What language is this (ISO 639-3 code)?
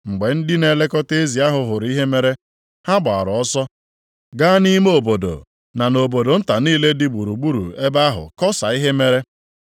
ibo